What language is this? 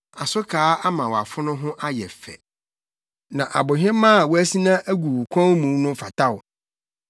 Akan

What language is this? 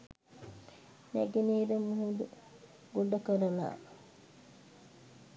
Sinhala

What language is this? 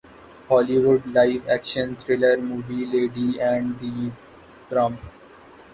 Urdu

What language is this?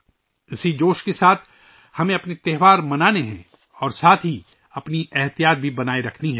Urdu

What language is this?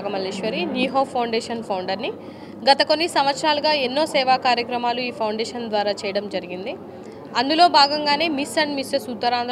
Telugu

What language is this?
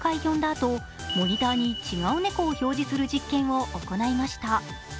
Japanese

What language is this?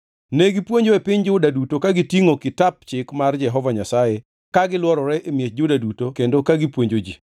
Luo (Kenya and Tanzania)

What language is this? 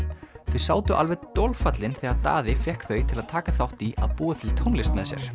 Icelandic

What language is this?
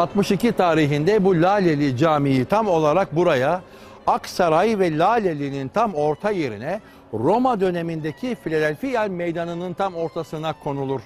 Turkish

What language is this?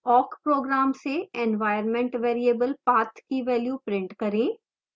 Hindi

